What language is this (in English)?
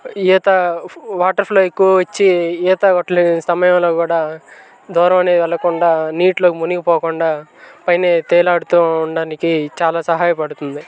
Telugu